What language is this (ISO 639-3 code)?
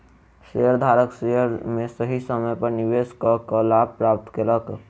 mai